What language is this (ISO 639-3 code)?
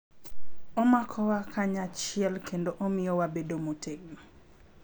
luo